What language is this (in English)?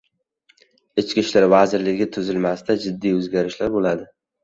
Uzbek